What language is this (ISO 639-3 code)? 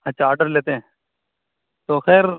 urd